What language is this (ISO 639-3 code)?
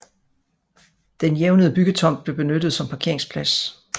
dan